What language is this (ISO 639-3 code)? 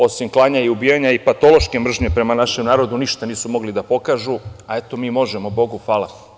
srp